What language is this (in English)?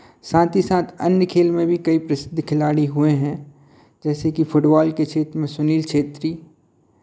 Hindi